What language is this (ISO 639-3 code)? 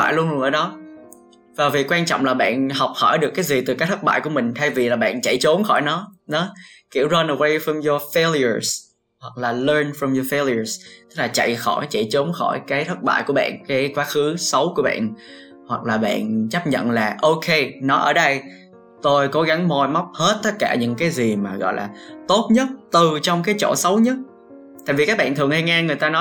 vie